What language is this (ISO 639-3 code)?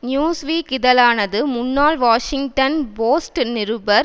tam